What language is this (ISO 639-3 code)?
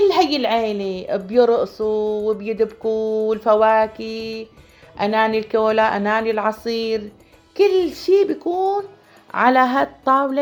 ara